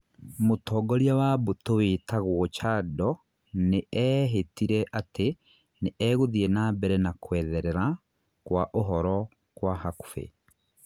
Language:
Kikuyu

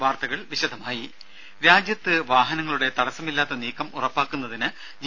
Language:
Malayalam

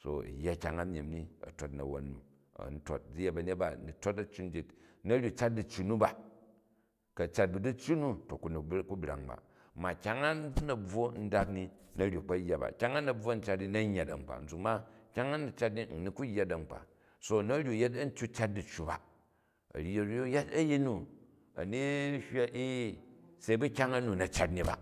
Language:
Jju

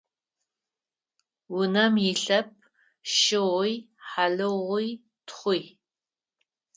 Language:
Adyghe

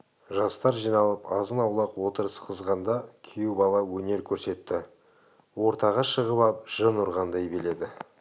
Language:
Kazakh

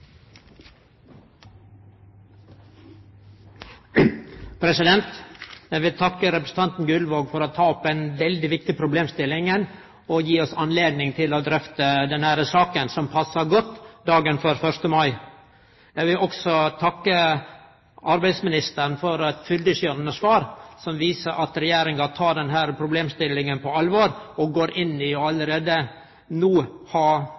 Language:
Norwegian Nynorsk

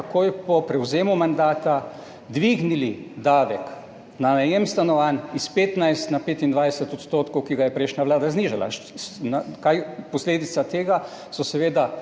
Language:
Slovenian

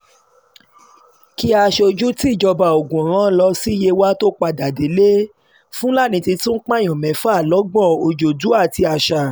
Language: Yoruba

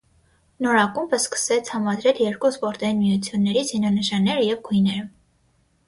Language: Armenian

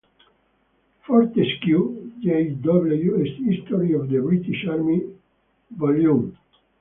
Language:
Italian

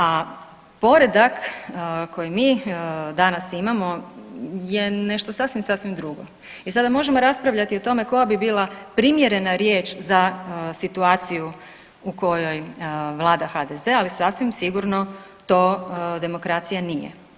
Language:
Croatian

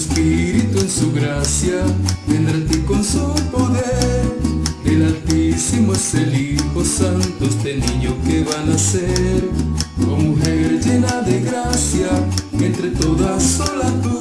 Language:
Spanish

